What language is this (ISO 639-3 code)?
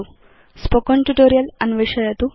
san